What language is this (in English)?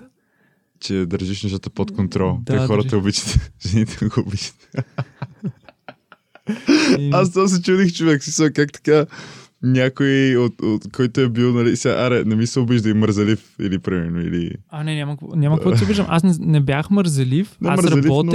Bulgarian